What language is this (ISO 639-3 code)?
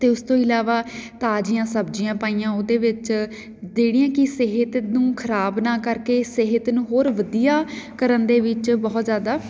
pan